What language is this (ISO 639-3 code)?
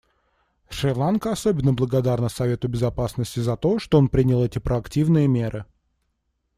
rus